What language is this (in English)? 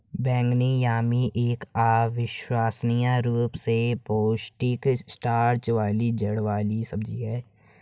Hindi